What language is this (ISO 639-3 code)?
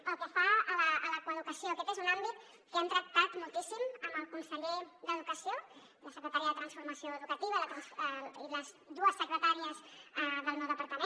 cat